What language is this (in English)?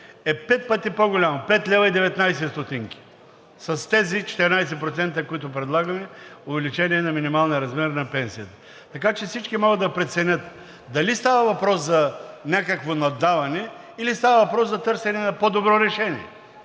Bulgarian